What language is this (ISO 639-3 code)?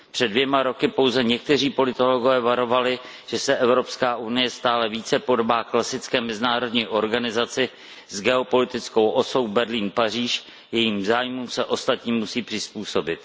ces